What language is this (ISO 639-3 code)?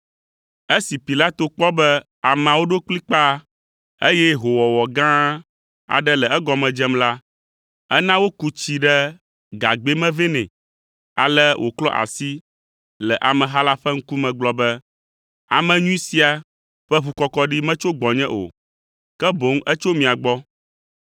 ewe